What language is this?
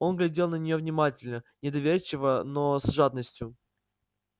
Russian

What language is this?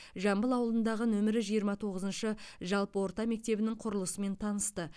Kazakh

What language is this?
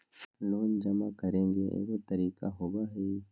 Magahi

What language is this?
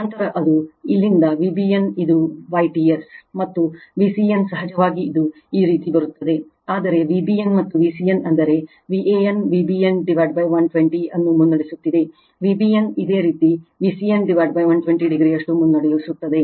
Kannada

